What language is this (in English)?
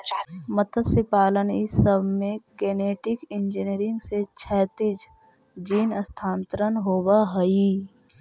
Magahi